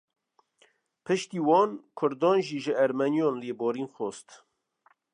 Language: Kurdish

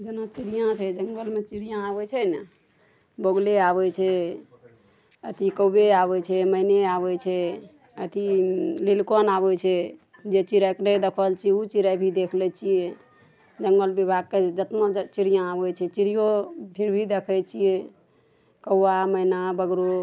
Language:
Maithili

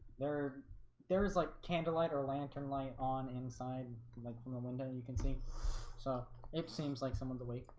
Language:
English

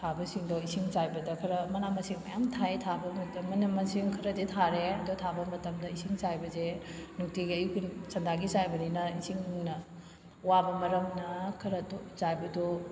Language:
Manipuri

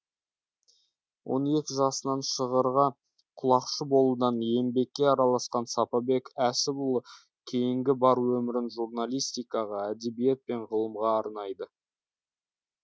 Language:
Kazakh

